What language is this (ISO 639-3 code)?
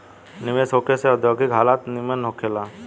bho